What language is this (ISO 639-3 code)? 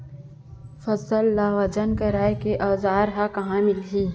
hne